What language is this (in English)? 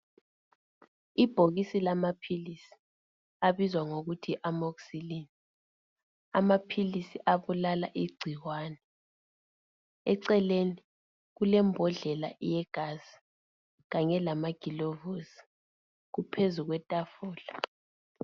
North Ndebele